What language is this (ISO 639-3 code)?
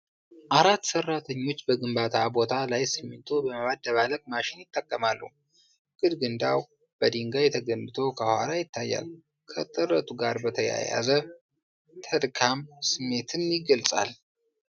amh